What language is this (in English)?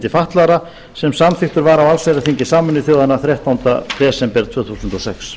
Icelandic